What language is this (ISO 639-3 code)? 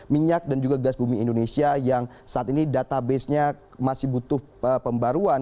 ind